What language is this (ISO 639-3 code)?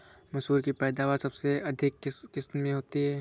hin